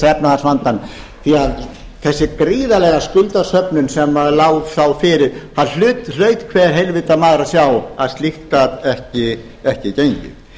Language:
Icelandic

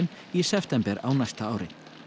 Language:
Icelandic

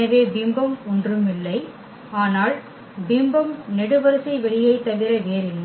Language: Tamil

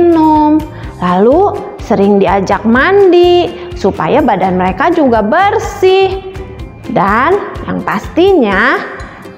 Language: Indonesian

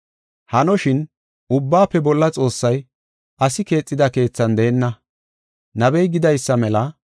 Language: Gofa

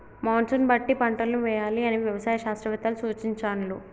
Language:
Telugu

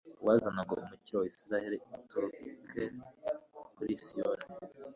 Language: Kinyarwanda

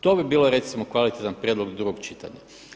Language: Croatian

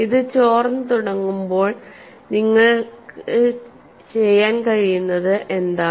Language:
Malayalam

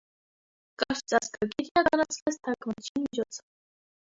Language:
Armenian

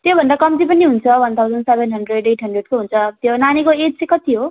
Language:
Nepali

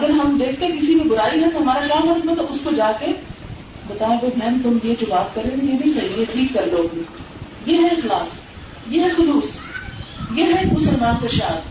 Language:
Urdu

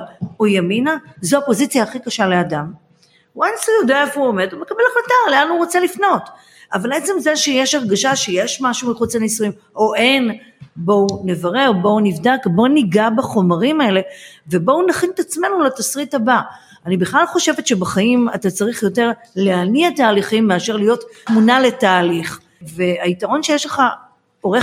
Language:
Hebrew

